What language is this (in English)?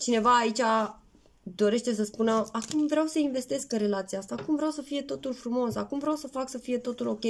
Romanian